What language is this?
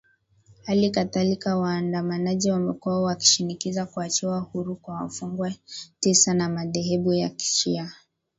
Swahili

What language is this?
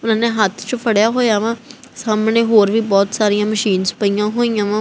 Punjabi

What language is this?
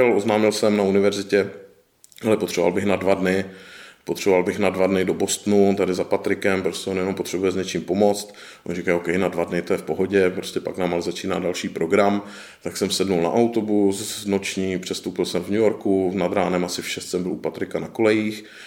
Czech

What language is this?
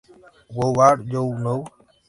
Spanish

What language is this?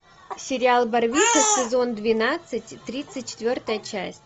Russian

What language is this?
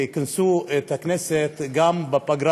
Hebrew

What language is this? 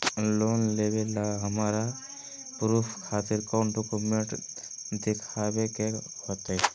Magahi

